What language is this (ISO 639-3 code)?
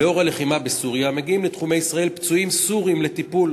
heb